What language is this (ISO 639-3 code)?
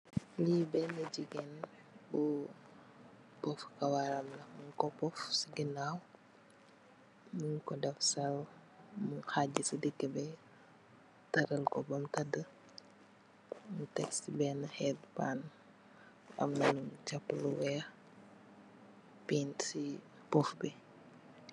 wol